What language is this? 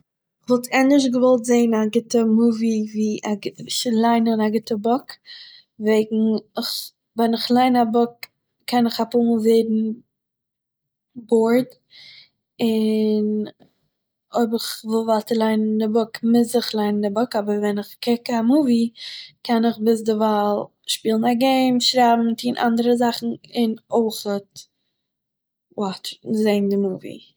Yiddish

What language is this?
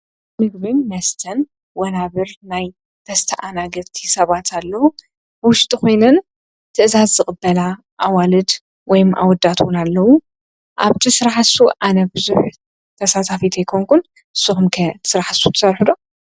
Tigrinya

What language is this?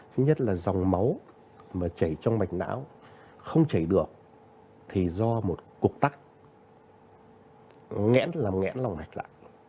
Vietnamese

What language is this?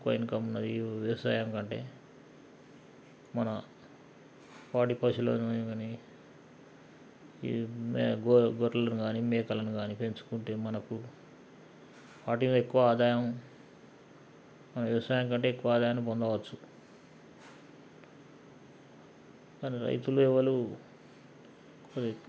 Telugu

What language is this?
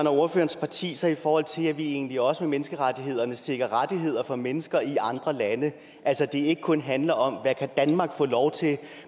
Danish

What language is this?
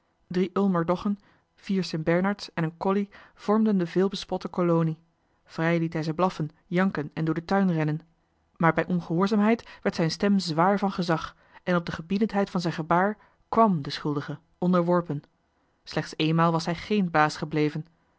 Dutch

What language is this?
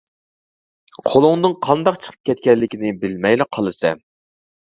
Uyghur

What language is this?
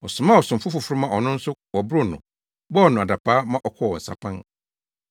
Akan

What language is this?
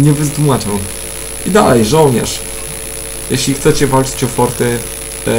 Polish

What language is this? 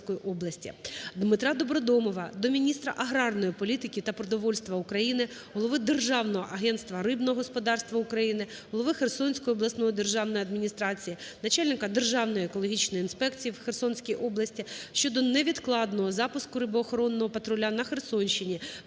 Ukrainian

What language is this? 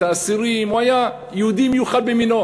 Hebrew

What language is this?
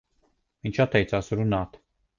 Latvian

